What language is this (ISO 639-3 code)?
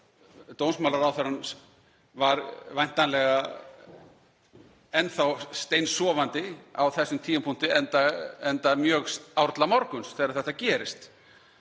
isl